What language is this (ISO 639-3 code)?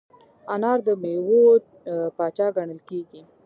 pus